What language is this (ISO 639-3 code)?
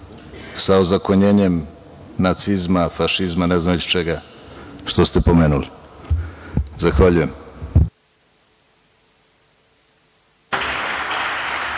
srp